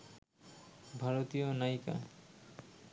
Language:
Bangla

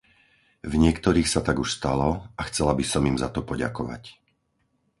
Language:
Slovak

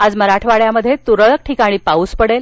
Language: Marathi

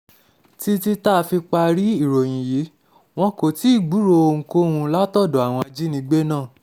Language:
Yoruba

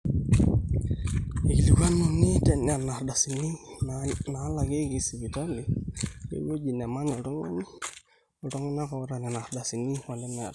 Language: Masai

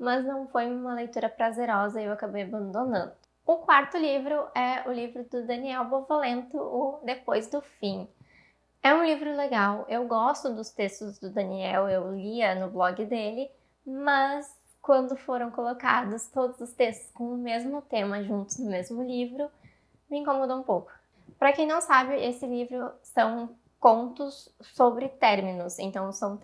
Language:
Portuguese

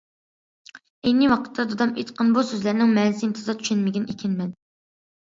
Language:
Uyghur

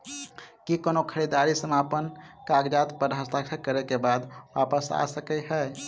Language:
Maithili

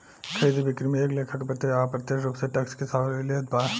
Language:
Bhojpuri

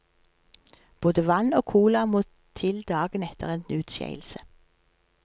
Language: Norwegian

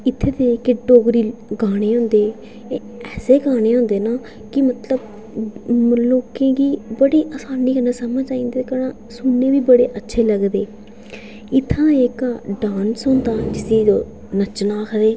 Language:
Dogri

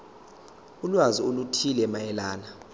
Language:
Zulu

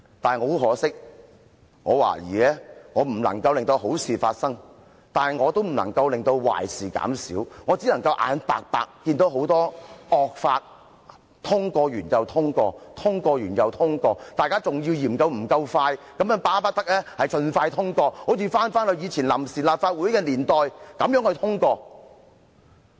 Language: Cantonese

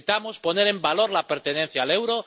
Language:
Spanish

